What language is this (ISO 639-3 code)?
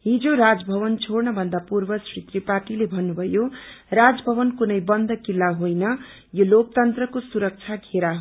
nep